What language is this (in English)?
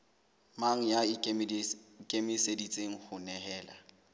Southern Sotho